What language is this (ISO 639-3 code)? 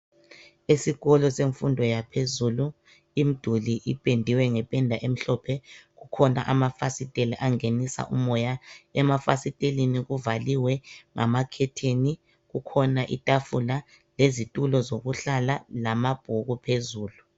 nde